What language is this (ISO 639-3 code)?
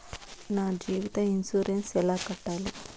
tel